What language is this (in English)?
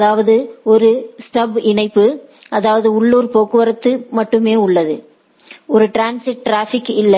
Tamil